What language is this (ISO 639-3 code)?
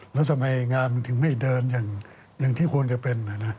tha